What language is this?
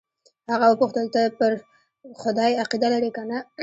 Pashto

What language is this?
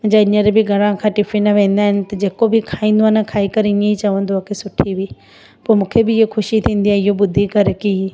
Sindhi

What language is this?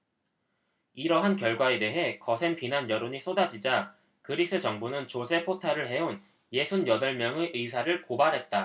Korean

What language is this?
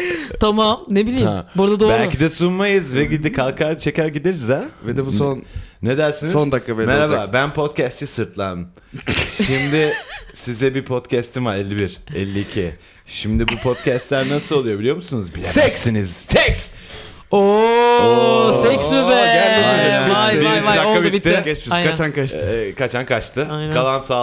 Turkish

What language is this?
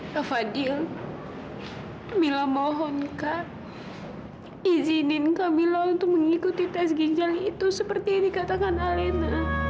Indonesian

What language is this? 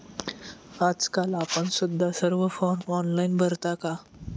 Marathi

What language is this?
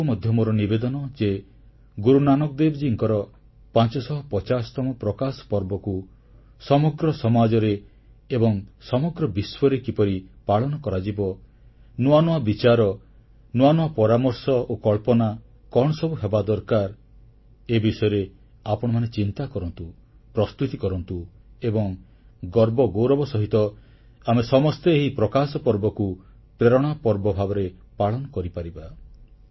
Odia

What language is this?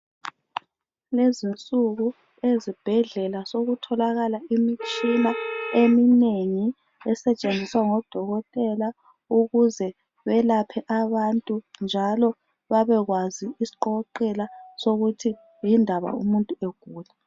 North Ndebele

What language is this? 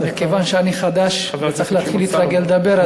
Hebrew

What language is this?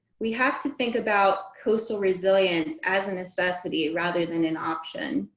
English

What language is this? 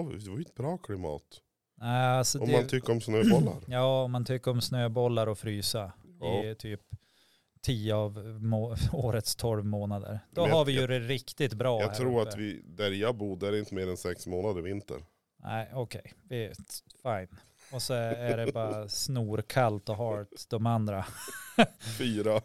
Swedish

